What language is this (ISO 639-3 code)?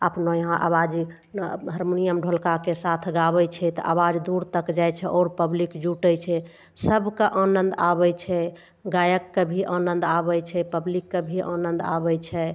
mai